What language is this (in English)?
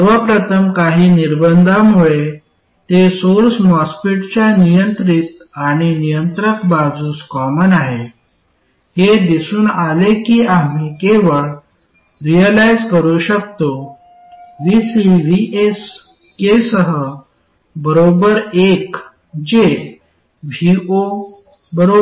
Marathi